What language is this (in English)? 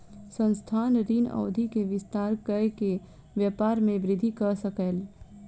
Maithili